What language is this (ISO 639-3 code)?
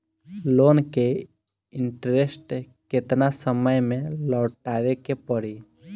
bho